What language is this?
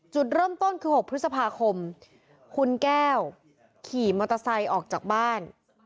Thai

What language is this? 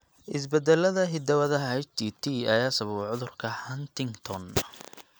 Somali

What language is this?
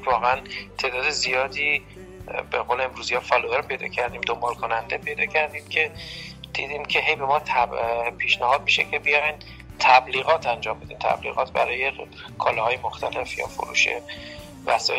Persian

